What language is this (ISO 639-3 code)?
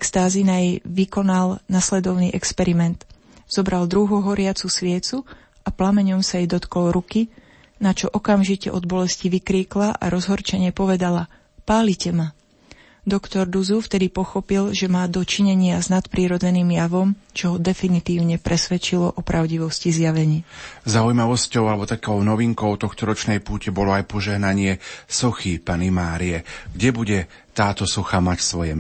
slk